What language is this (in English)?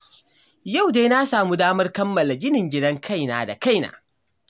Hausa